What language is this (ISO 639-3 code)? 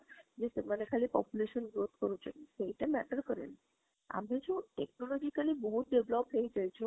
ori